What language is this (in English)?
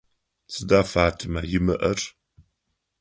Adyghe